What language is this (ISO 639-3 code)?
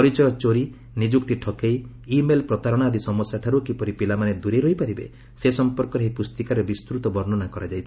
ori